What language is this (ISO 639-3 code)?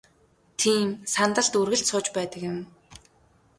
mon